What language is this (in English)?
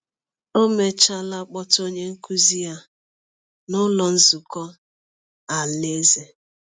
Igbo